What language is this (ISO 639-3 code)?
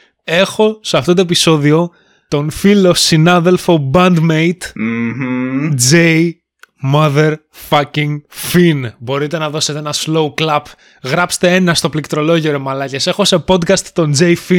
ell